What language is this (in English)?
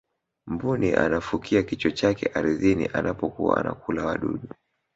Swahili